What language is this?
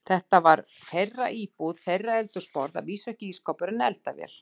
Icelandic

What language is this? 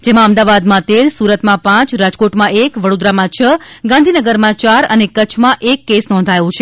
Gujarati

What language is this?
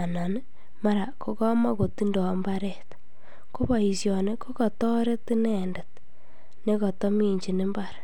Kalenjin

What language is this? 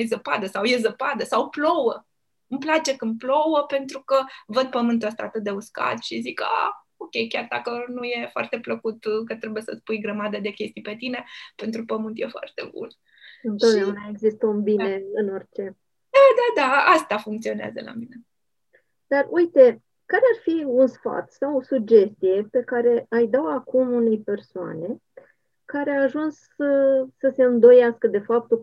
Romanian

